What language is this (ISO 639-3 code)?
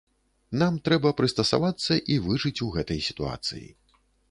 bel